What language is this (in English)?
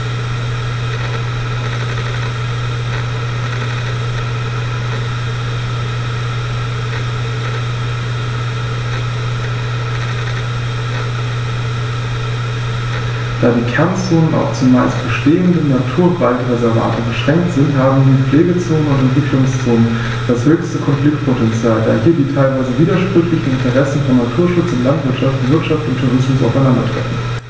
German